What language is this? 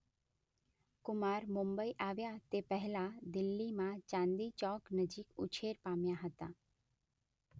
Gujarati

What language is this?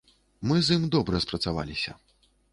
Belarusian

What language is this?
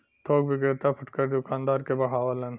Bhojpuri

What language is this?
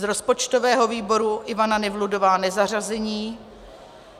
Czech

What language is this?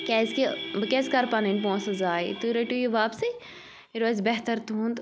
Kashmiri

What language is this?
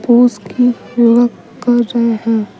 Hindi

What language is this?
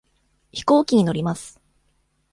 Japanese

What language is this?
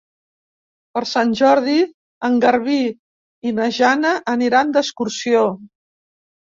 Catalan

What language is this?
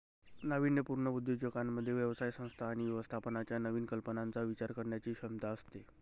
Marathi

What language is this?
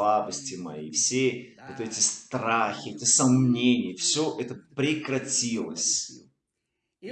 Russian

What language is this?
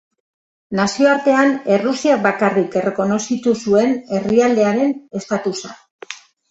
Basque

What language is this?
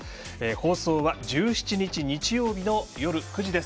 Japanese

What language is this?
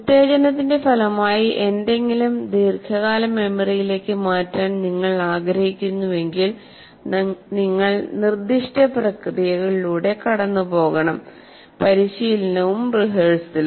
Malayalam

